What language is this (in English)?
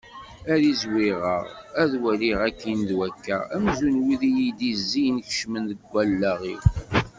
Kabyle